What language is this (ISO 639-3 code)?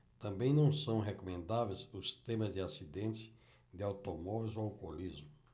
por